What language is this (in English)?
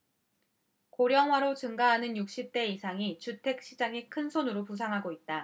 Korean